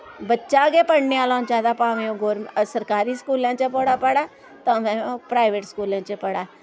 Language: Dogri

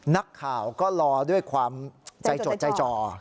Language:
Thai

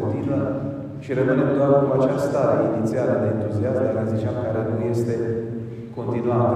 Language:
Romanian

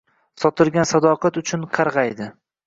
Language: Uzbek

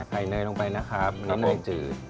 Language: Thai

